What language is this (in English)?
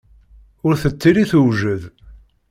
Kabyle